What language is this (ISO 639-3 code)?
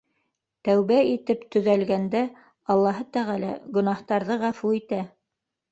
bak